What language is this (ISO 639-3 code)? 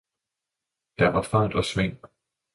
dan